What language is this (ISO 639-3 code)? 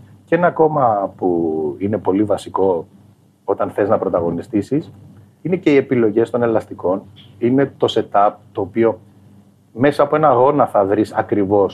ell